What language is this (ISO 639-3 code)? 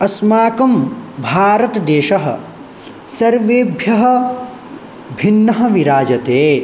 san